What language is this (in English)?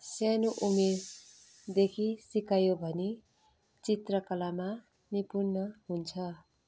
Nepali